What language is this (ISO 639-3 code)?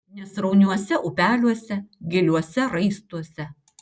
lit